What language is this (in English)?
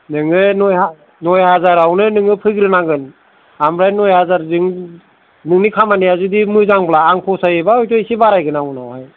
Bodo